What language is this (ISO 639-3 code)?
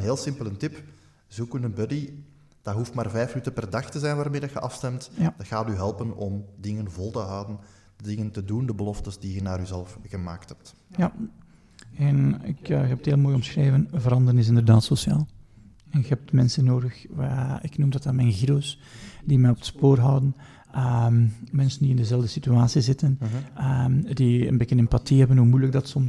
nld